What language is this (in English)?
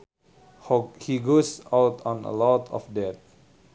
Sundanese